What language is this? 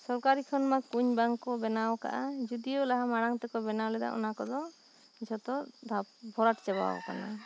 Santali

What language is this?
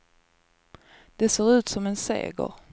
Swedish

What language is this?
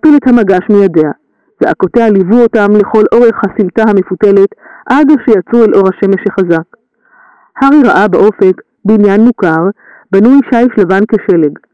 Hebrew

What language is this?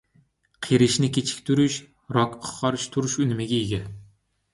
Uyghur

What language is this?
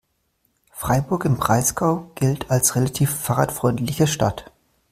German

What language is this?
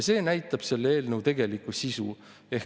Estonian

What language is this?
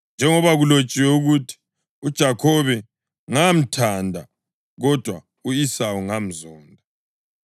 North Ndebele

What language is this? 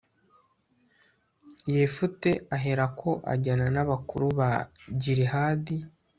Kinyarwanda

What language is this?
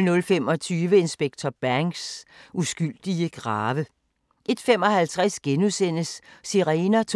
Danish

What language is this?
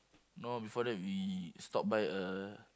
English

